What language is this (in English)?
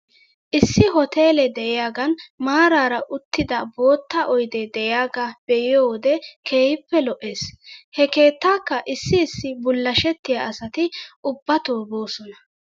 Wolaytta